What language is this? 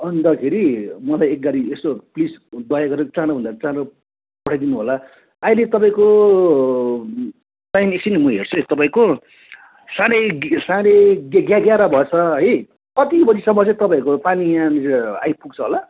Nepali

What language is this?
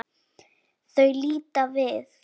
Icelandic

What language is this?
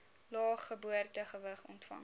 Afrikaans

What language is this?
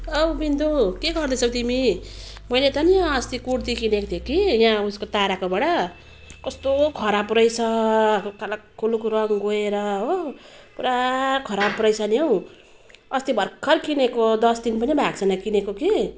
Nepali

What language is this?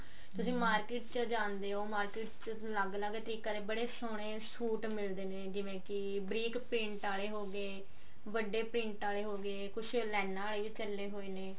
Punjabi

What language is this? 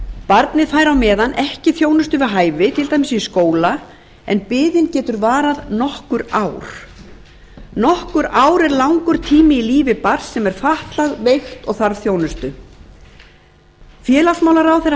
Icelandic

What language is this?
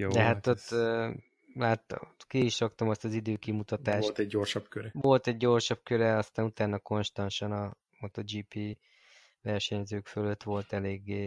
Hungarian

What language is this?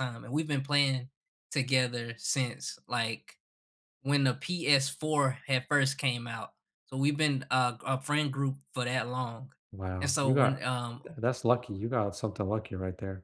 English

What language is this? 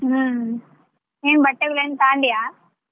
Kannada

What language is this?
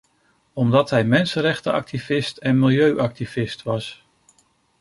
Dutch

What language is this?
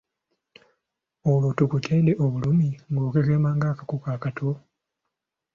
Ganda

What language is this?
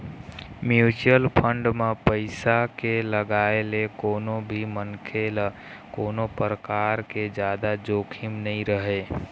Chhattisgarhi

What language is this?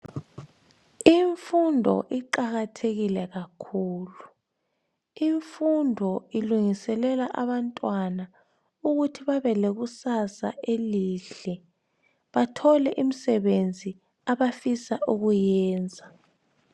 North Ndebele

